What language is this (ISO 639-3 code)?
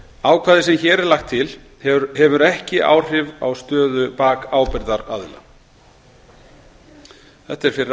isl